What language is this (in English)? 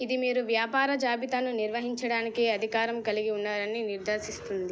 Telugu